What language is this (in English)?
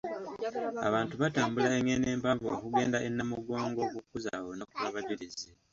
Ganda